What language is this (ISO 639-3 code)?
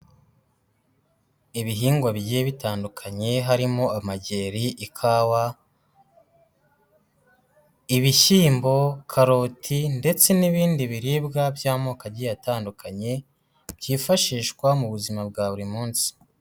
kin